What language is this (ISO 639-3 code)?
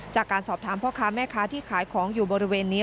tha